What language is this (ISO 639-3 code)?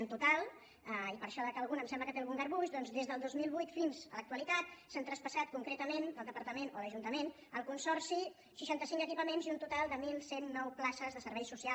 cat